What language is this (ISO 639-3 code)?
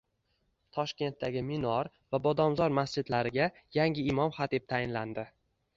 uzb